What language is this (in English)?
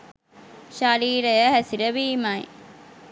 Sinhala